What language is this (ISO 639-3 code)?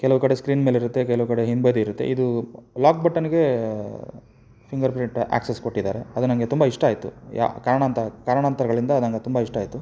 kan